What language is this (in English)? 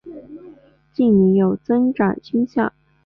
Chinese